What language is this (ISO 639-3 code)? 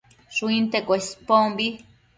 mcf